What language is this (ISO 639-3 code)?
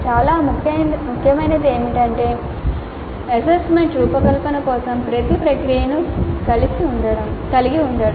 tel